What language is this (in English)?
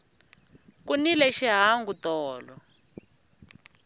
Tsonga